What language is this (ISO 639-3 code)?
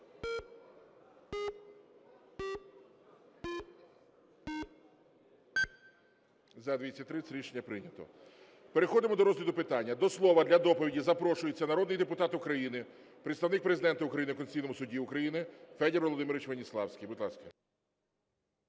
ukr